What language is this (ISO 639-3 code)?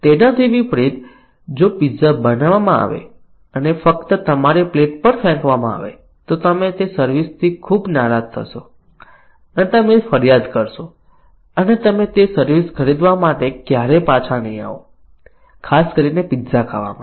guj